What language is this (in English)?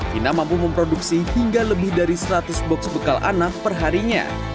Indonesian